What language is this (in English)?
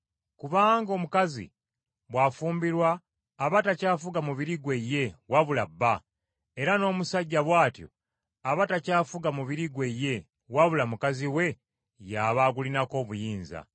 Ganda